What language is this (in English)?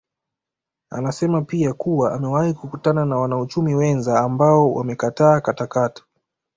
Swahili